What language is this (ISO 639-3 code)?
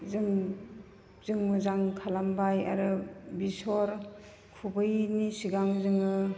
brx